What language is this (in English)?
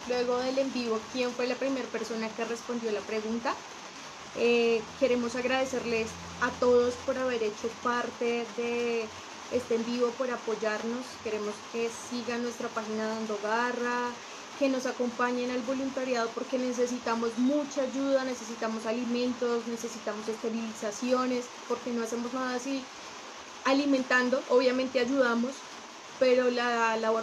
Spanish